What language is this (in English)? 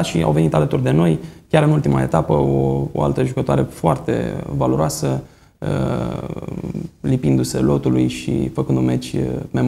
Romanian